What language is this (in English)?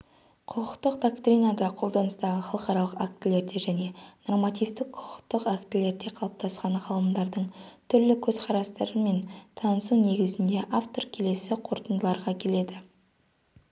Kazakh